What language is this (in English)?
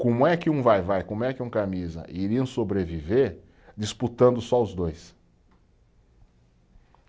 Portuguese